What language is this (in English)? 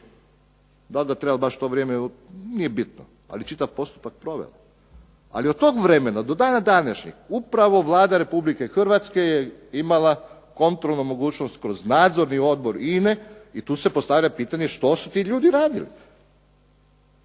Croatian